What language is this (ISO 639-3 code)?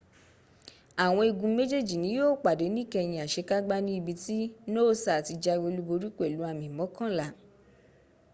yor